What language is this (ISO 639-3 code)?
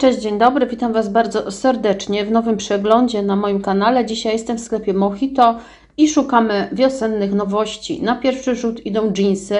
pol